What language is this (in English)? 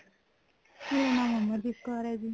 Punjabi